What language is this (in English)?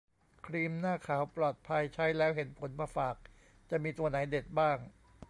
Thai